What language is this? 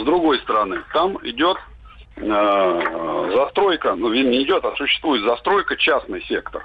Russian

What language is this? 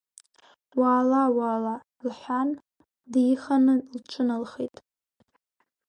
Abkhazian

